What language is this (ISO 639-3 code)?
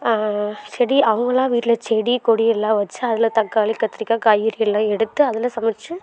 tam